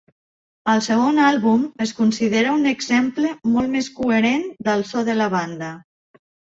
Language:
Catalan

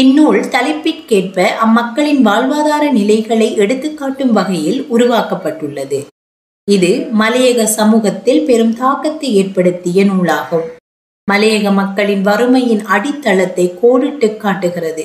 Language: Tamil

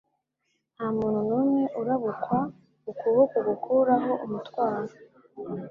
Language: Kinyarwanda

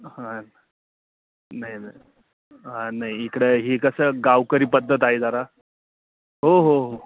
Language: Marathi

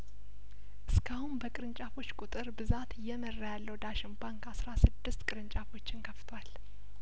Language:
Amharic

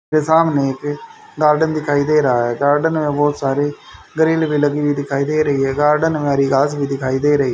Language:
Hindi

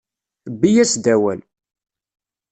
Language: Kabyle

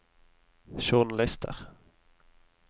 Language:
Norwegian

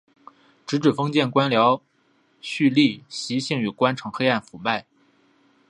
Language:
Chinese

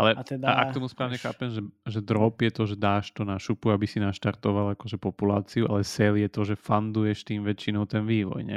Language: Slovak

